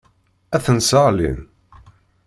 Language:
Kabyle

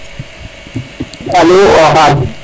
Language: Serer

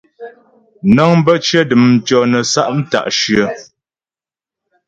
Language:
Ghomala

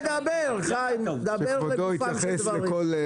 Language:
Hebrew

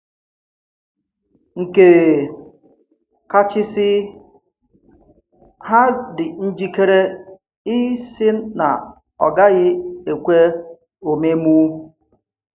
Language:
Igbo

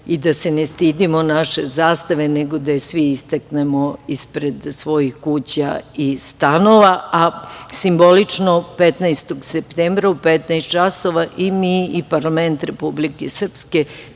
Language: Serbian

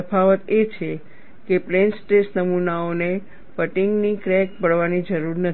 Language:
Gujarati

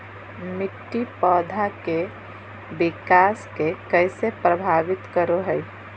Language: Magahi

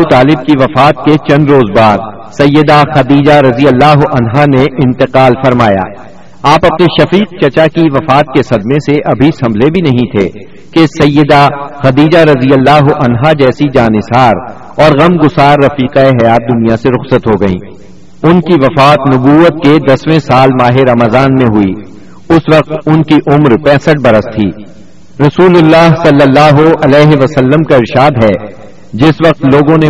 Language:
Urdu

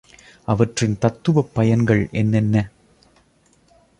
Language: Tamil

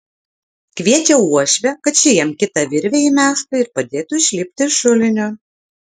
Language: Lithuanian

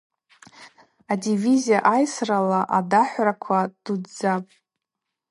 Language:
Abaza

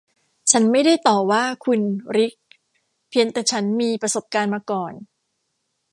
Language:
Thai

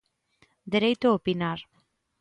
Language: Galician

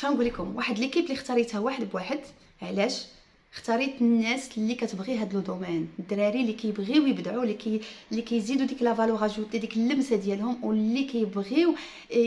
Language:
Arabic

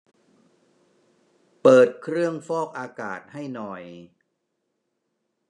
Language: Thai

